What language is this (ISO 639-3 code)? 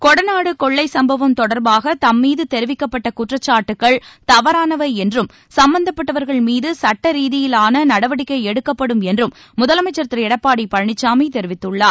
tam